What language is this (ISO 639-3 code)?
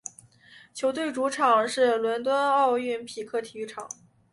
zho